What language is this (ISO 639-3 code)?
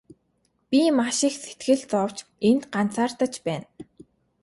mon